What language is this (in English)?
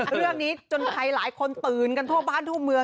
Thai